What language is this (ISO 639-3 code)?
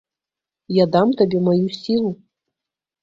bel